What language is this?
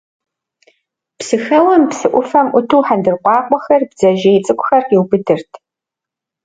Kabardian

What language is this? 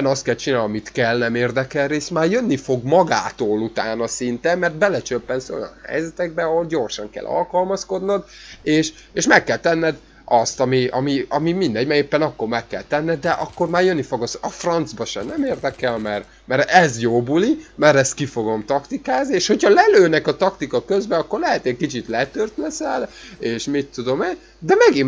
Hungarian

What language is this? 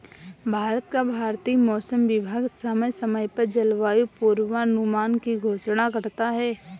Hindi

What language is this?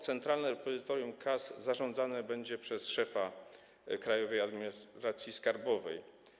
Polish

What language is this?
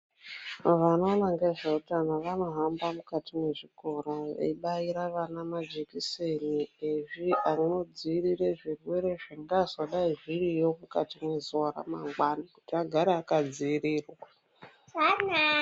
Ndau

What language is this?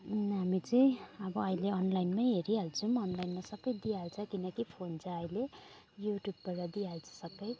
Nepali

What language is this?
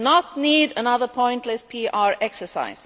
English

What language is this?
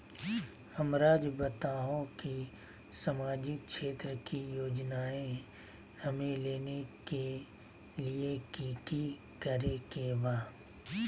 Magahi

